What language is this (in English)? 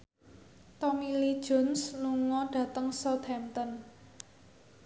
Javanese